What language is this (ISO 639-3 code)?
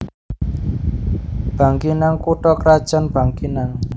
jav